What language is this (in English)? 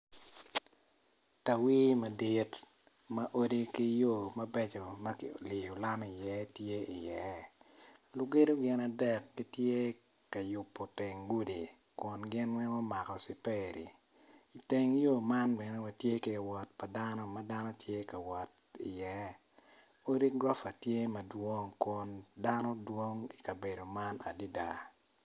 Acoli